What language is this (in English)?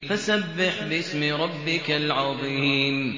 Arabic